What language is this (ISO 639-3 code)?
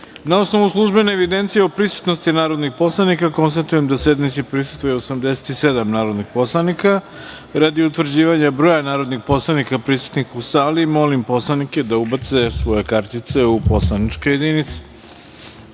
srp